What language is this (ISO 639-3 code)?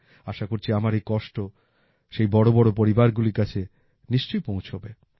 ben